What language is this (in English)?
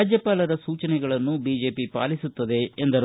Kannada